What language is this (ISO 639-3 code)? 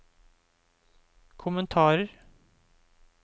nor